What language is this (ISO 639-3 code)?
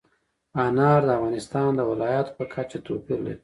pus